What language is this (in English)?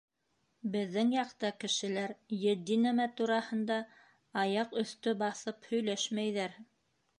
Bashkir